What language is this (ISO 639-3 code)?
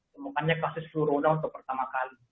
ind